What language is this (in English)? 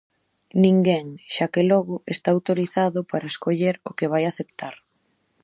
Galician